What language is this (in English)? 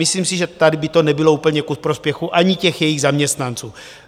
Czech